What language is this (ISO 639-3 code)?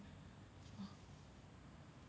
eng